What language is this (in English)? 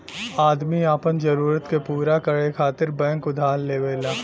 Bhojpuri